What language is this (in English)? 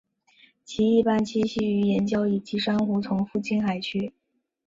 Chinese